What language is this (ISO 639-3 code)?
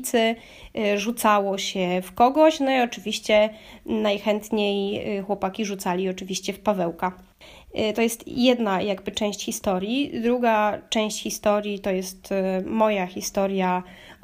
pol